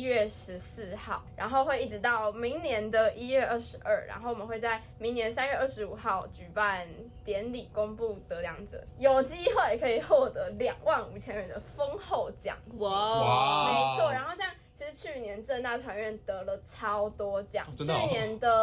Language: Chinese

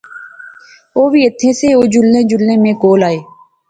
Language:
Pahari-Potwari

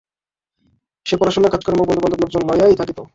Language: Bangla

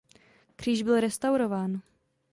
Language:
Czech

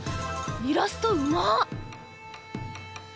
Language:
Japanese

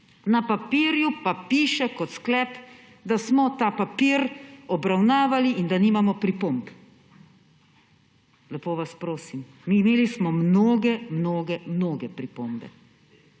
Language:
Slovenian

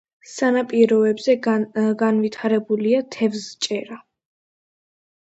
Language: Georgian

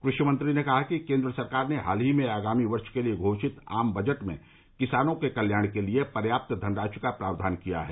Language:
Hindi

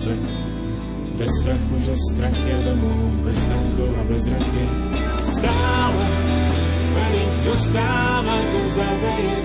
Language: Slovak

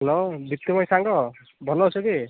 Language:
Odia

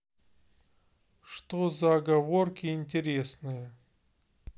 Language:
Russian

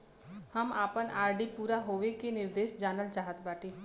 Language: Bhojpuri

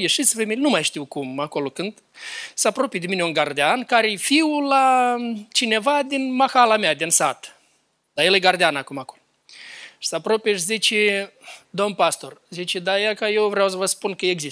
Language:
Romanian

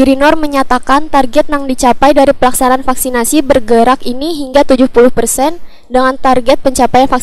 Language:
Indonesian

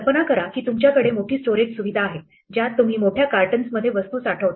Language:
Marathi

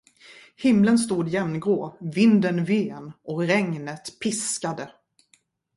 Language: Swedish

